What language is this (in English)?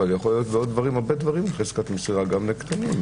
Hebrew